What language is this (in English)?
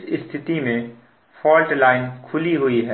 Hindi